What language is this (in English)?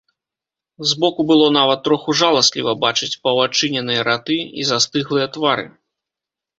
Belarusian